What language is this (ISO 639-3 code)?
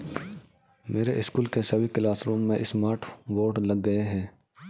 hin